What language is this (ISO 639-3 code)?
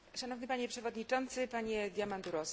pol